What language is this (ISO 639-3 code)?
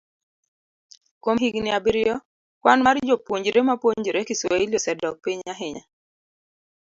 luo